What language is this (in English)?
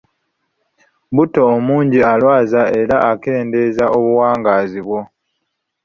Ganda